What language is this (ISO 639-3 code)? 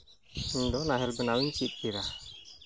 sat